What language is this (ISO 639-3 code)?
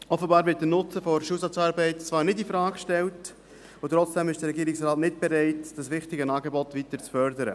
gsw